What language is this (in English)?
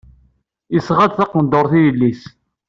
Kabyle